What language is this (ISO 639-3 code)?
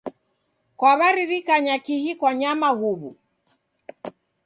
dav